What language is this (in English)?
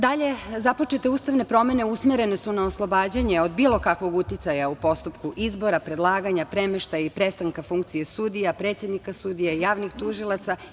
Serbian